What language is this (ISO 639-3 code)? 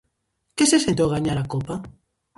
glg